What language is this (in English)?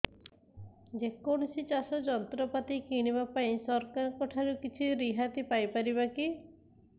Odia